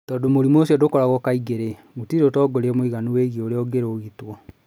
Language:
Kikuyu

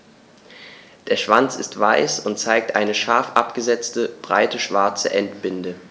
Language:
German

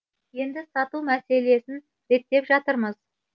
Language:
Kazakh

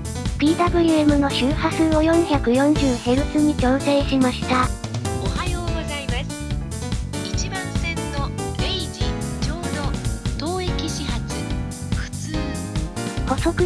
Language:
Japanese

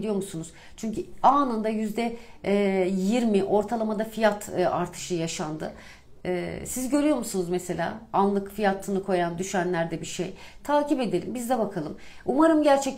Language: Turkish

